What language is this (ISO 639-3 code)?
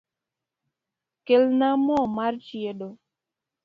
luo